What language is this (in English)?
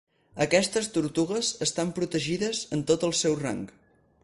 Catalan